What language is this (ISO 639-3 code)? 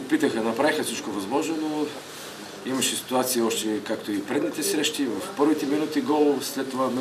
bul